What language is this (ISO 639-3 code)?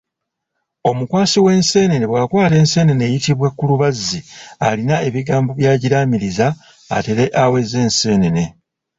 lug